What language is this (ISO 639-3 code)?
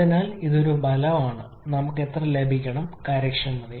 mal